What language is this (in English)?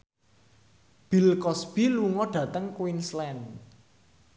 Javanese